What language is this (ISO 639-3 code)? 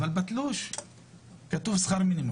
heb